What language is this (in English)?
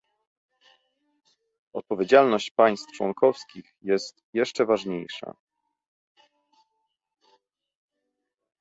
Polish